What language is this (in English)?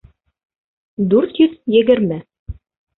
Bashkir